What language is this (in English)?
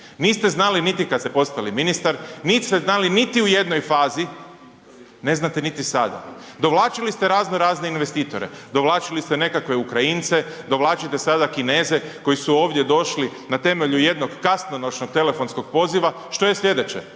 Croatian